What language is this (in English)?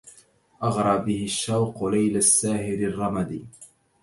Arabic